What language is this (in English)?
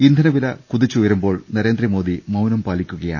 Malayalam